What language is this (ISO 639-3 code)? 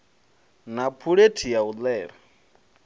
ven